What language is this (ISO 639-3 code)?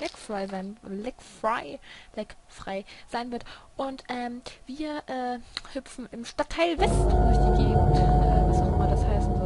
deu